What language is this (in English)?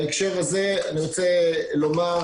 Hebrew